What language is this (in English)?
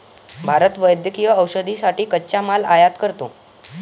Marathi